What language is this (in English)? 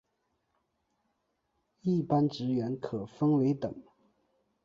Chinese